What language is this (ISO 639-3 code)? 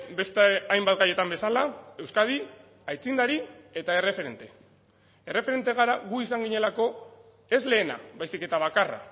eus